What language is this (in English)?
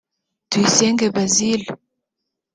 Kinyarwanda